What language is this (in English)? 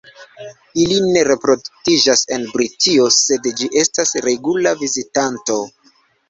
Esperanto